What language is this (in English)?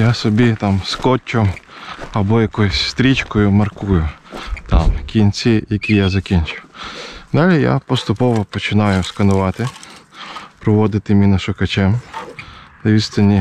Ukrainian